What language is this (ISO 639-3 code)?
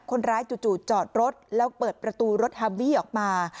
tha